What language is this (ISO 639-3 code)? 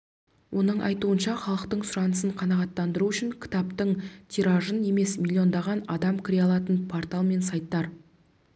kaz